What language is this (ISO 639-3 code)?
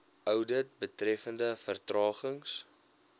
afr